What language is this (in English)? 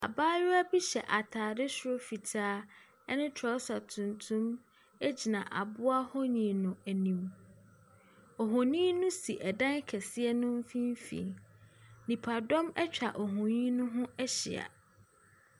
Akan